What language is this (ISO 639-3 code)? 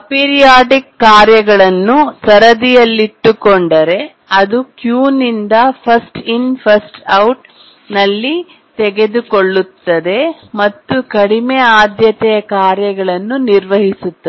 kan